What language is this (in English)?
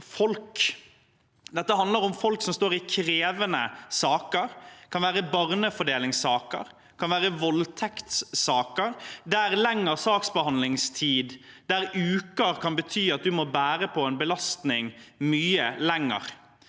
Norwegian